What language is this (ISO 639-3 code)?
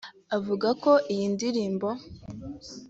kin